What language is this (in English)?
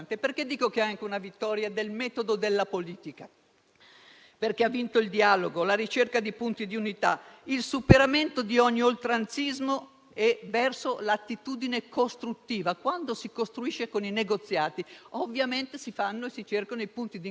Italian